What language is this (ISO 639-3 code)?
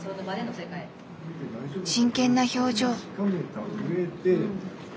jpn